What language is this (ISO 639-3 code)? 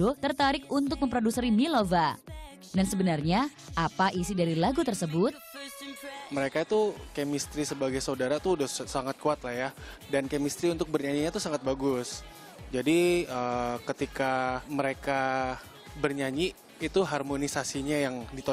ind